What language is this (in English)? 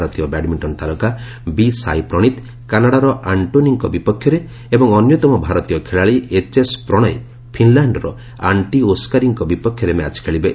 Odia